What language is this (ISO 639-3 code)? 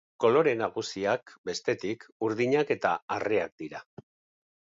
eus